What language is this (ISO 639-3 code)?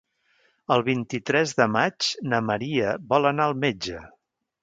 cat